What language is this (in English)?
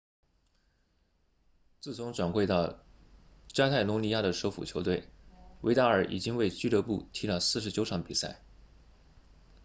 Chinese